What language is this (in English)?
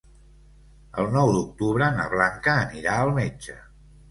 Catalan